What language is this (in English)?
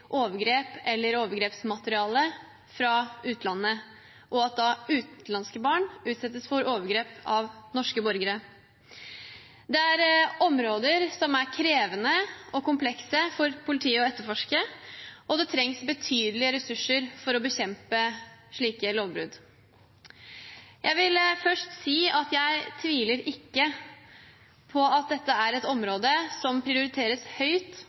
Norwegian Bokmål